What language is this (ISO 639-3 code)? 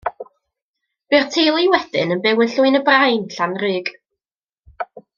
cym